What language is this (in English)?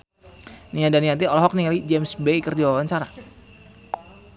Sundanese